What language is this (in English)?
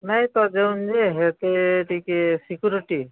Odia